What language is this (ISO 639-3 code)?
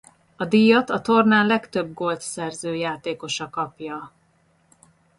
hun